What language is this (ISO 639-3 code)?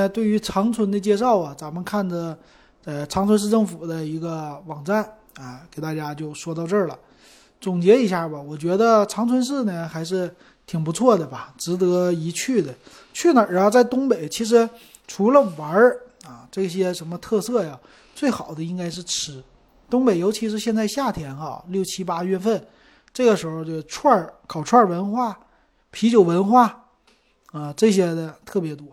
zho